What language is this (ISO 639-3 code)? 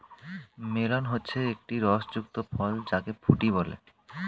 ben